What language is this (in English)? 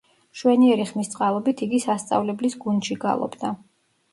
Georgian